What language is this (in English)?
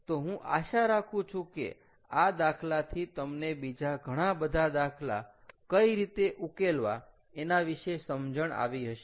Gujarati